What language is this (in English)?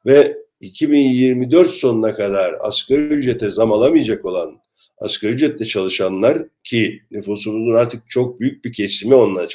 Turkish